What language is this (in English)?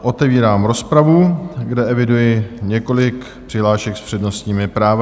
Czech